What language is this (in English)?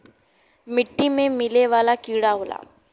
Bhojpuri